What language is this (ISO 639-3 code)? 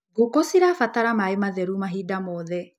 kik